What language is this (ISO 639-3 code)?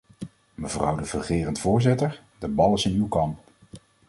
nld